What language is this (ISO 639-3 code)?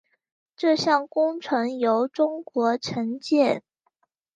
zho